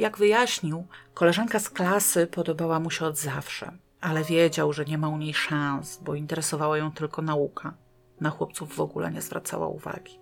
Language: Polish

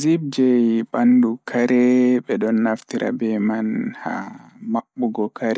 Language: Fula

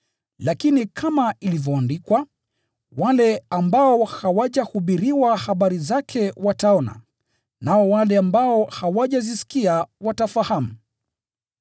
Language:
Swahili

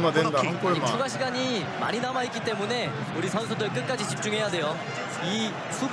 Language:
Korean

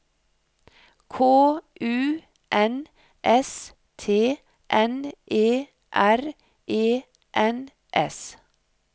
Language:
Norwegian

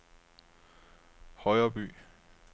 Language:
Danish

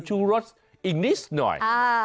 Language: Thai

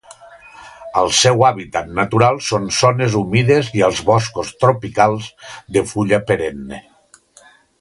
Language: Catalan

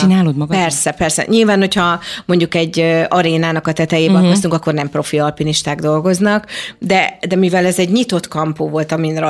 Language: Hungarian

